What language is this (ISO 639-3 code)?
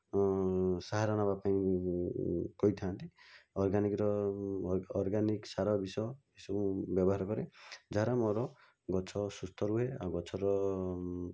ori